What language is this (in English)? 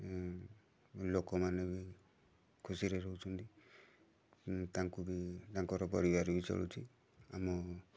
Odia